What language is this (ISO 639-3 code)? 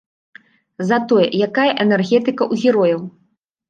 bel